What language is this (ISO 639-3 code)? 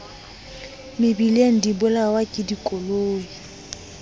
sot